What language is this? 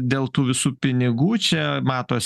Lithuanian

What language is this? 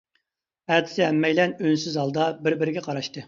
Uyghur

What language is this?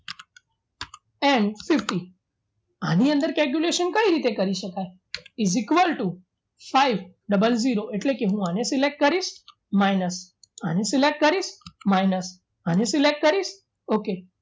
Gujarati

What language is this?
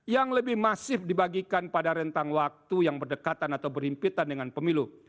Indonesian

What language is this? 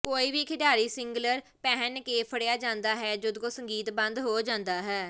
Punjabi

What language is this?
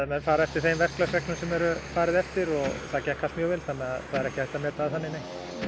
Icelandic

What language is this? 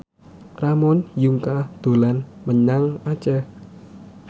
Javanese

